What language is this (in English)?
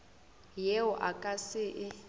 Northern Sotho